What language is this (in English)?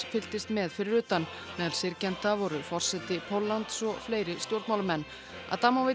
Icelandic